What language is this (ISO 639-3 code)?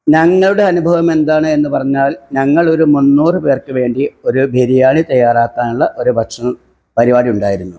mal